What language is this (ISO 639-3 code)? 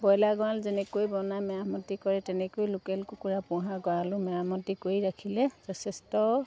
asm